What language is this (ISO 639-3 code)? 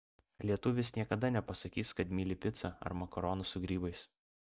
lit